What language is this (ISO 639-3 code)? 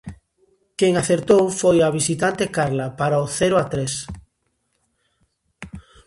glg